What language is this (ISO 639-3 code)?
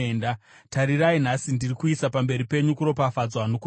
sna